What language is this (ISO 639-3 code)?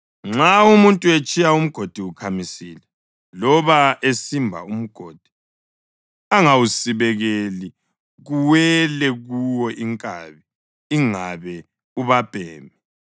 nde